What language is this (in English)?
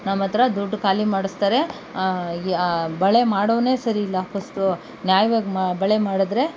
Kannada